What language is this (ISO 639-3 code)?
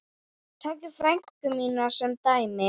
isl